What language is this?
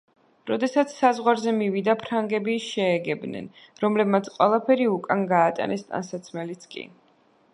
Georgian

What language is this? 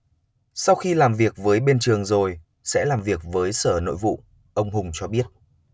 Vietnamese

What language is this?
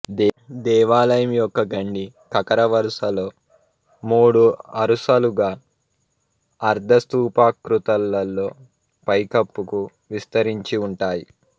Telugu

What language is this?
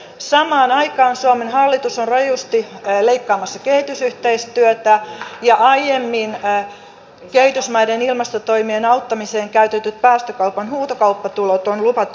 Finnish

